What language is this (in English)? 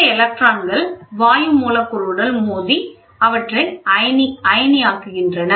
Tamil